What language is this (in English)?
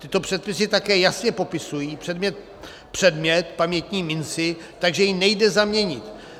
Czech